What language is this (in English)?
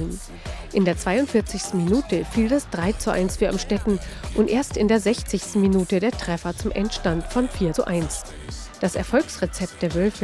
German